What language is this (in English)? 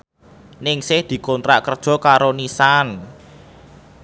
Javanese